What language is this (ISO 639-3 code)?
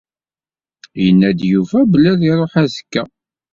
kab